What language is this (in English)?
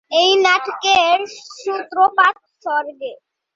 Bangla